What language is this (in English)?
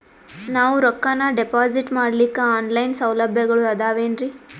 Kannada